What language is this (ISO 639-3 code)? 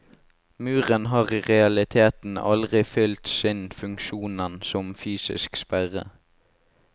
nor